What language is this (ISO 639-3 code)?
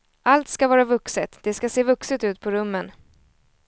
swe